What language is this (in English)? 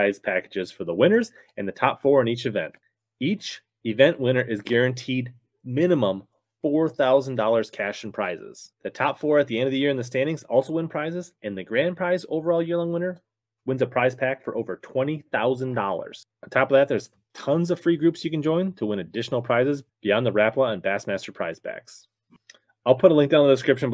English